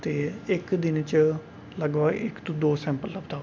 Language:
Dogri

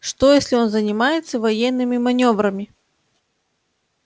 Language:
Russian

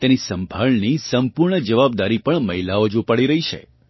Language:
Gujarati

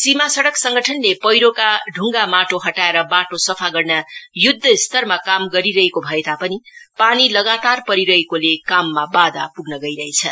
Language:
Nepali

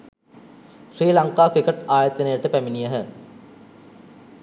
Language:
Sinhala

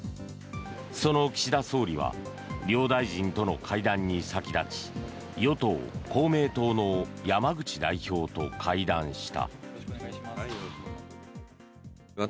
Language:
Japanese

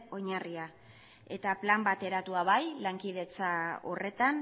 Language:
Basque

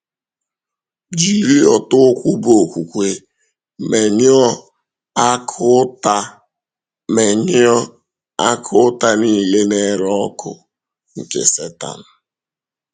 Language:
Igbo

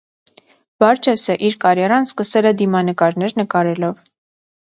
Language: Armenian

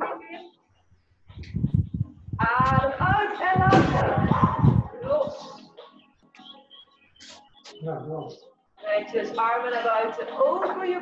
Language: Dutch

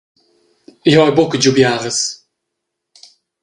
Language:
Romansh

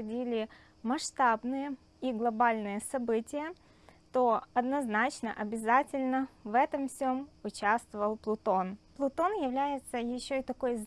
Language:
Russian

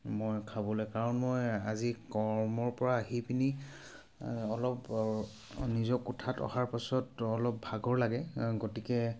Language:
Assamese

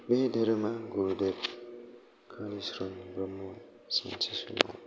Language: Bodo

